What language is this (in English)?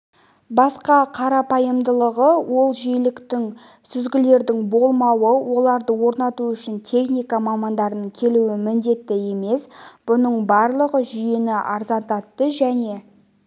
Kazakh